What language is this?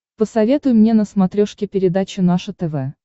Russian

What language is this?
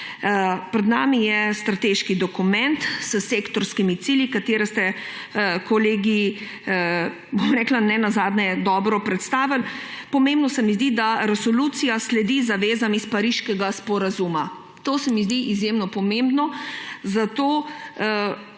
Slovenian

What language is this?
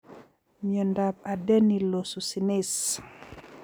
Kalenjin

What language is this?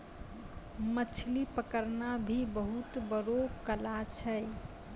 Maithili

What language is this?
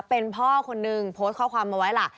Thai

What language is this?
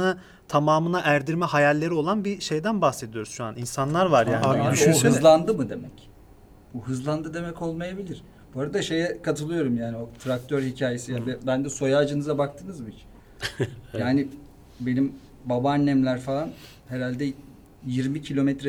Turkish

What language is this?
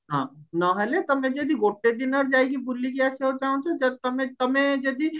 Odia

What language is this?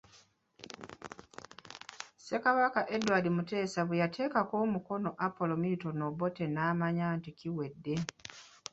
Ganda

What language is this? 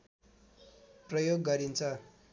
Nepali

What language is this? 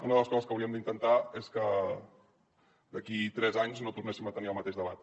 Catalan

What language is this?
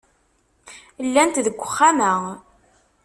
Kabyle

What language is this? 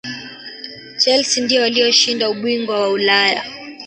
Swahili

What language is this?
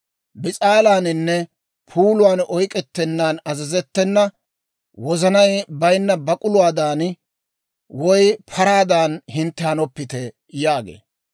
Dawro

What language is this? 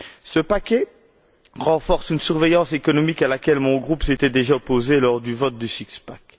French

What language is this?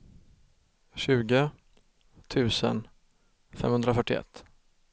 Swedish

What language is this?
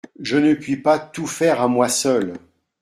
French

